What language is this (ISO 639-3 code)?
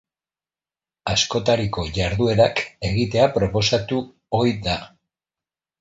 eus